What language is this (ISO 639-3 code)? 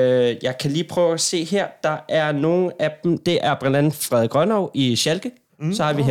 dan